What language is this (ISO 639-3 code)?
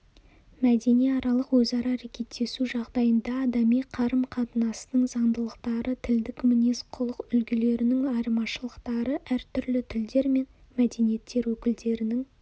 kaz